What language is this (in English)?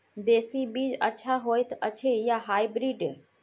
Maithili